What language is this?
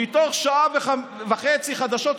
Hebrew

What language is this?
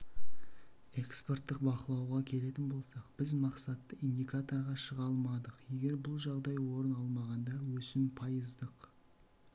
Kazakh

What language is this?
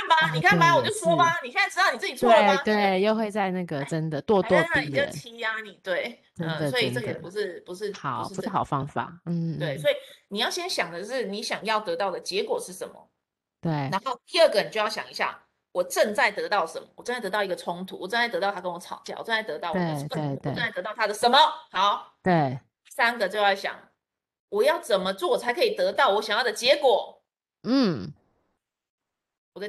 Chinese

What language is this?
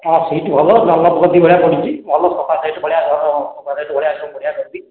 Odia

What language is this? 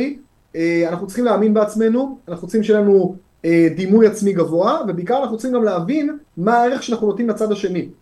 Hebrew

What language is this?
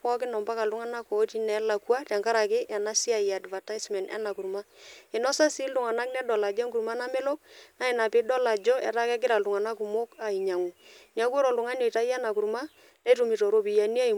Masai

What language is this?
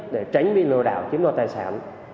Vietnamese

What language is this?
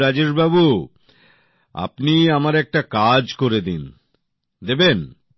Bangla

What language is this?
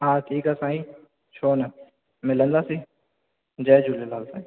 Sindhi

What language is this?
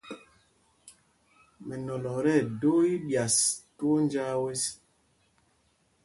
Mpumpong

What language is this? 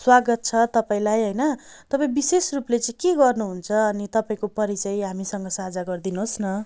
Nepali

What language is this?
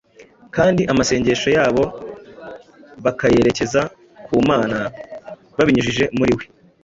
Kinyarwanda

